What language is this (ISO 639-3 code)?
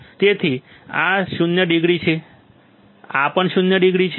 guj